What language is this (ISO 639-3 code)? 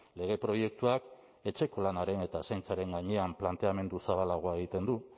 eus